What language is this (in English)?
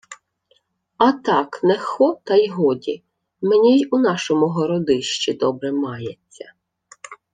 Ukrainian